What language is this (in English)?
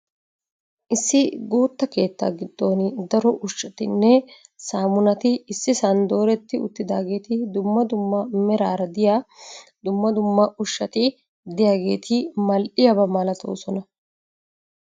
Wolaytta